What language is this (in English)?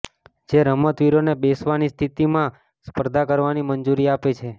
Gujarati